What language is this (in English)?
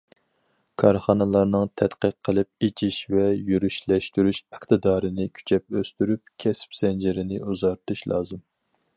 Uyghur